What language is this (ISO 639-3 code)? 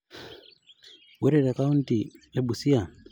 mas